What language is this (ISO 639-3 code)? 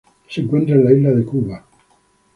spa